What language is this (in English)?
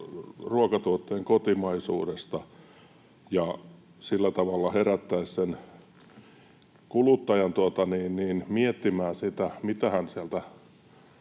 Finnish